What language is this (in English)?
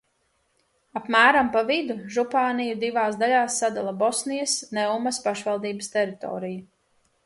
Latvian